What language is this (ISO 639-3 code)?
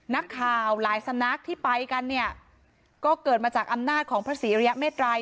tha